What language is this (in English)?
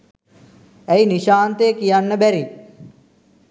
Sinhala